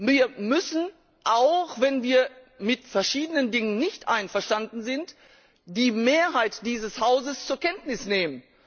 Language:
German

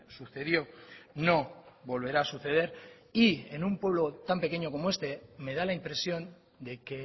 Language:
Spanish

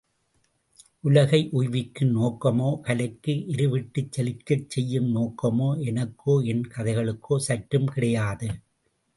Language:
Tamil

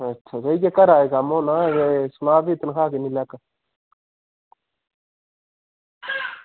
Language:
Dogri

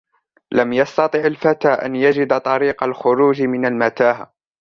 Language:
Arabic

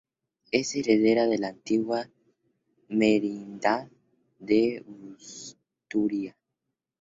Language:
Spanish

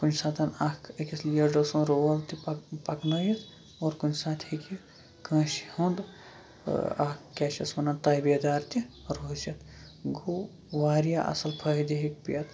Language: Kashmiri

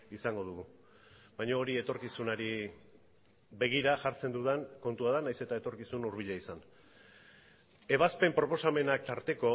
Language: Basque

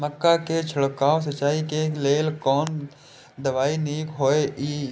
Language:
Maithili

